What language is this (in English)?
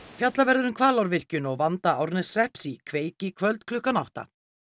Icelandic